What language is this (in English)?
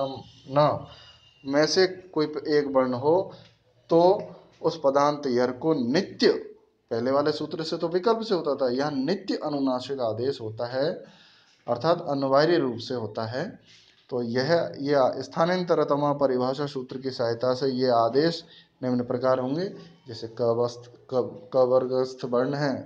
Hindi